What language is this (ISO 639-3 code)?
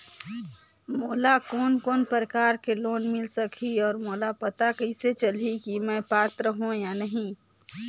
hne